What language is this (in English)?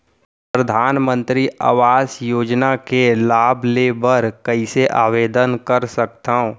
Chhattisgarhi